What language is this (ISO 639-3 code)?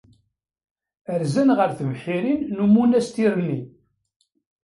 kab